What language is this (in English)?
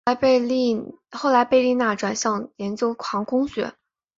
Chinese